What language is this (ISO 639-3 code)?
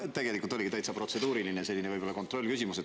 est